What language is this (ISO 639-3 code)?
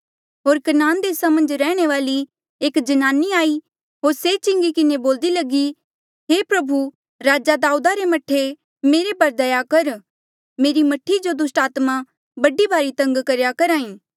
mjl